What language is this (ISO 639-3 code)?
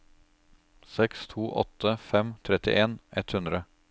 nor